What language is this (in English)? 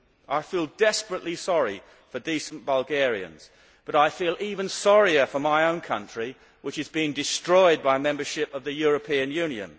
English